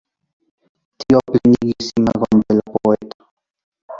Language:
Esperanto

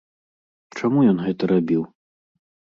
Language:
Belarusian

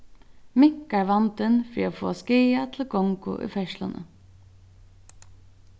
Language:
Faroese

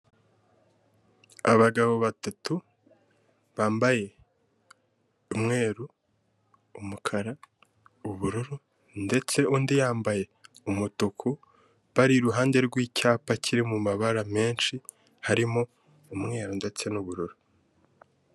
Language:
Kinyarwanda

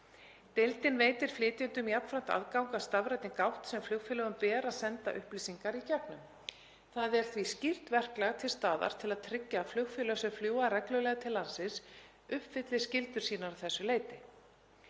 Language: Icelandic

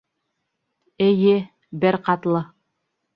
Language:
Bashkir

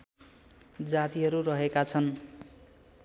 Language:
Nepali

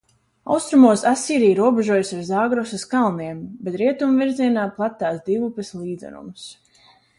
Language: Latvian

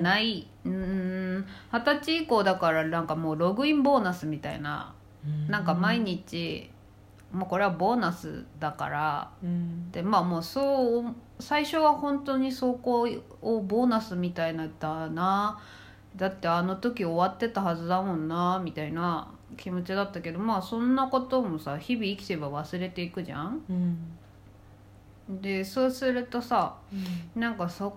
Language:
Japanese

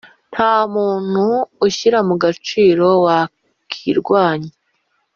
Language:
Kinyarwanda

